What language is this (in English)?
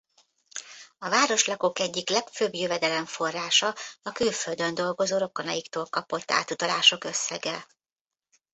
Hungarian